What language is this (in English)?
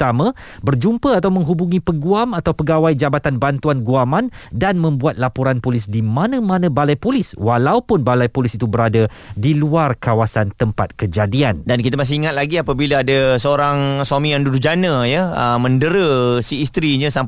Malay